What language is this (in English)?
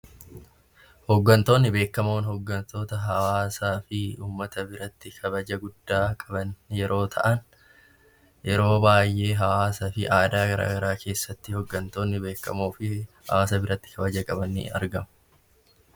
Oromo